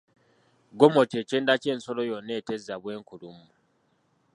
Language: Ganda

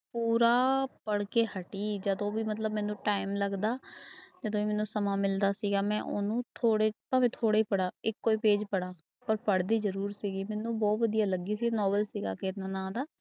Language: Punjabi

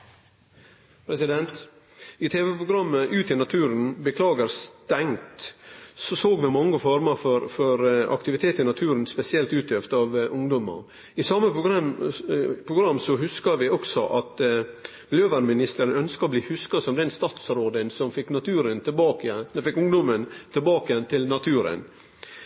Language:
Norwegian Nynorsk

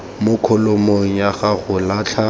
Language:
Tswana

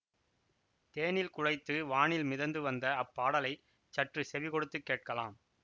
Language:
Tamil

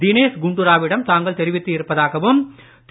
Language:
Tamil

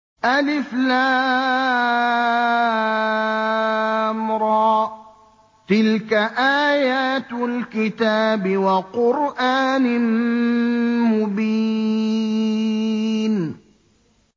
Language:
Arabic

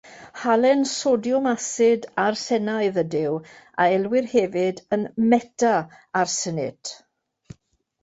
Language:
Welsh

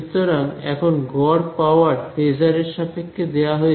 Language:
Bangla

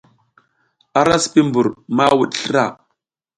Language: South Giziga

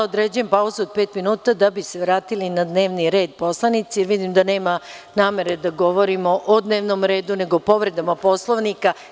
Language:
Serbian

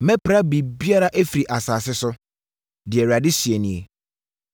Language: Akan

